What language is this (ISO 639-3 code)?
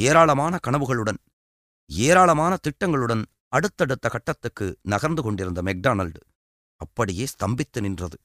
tam